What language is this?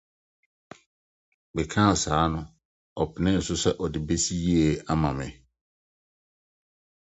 Akan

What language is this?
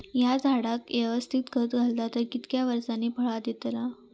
Marathi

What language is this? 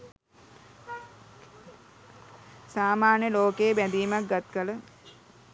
Sinhala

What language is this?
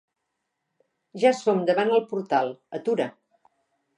Catalan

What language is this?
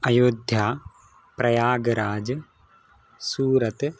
Sanskrit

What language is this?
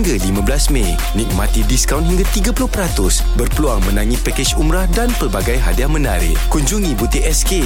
Malay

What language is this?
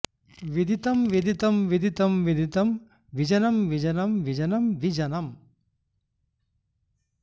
Sanskrit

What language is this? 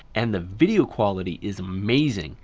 English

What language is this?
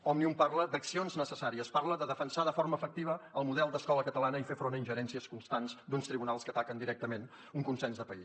Catalan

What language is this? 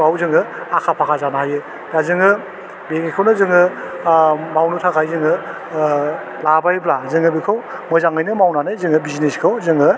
Bodo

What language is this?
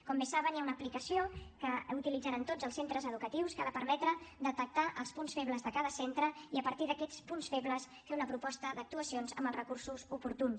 Catalan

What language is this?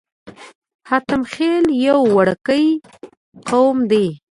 Pashto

